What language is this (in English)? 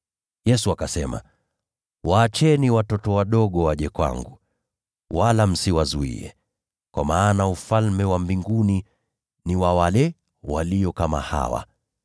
Swahili